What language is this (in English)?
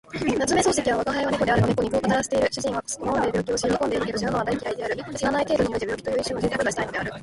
Japanese